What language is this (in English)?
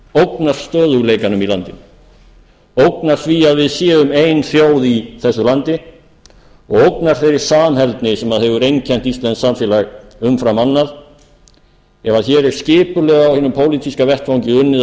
Icelandic